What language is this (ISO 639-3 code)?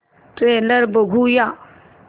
mar